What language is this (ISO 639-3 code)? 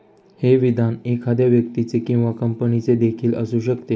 mar